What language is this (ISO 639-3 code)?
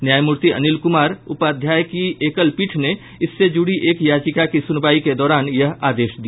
hin